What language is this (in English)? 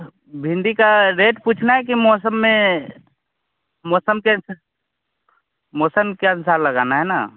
Hindi